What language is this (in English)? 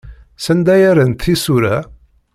Kabyle